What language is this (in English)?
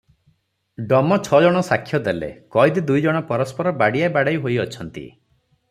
Odia